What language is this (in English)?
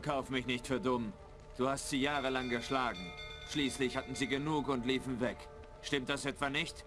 German